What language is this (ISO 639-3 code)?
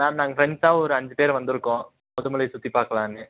tam